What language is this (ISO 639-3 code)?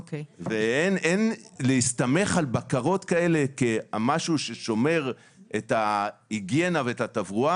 heb